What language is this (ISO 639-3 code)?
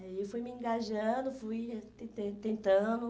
por